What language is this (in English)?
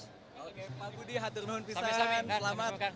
Indonesian